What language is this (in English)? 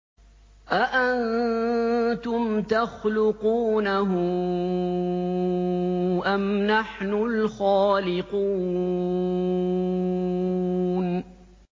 Arabic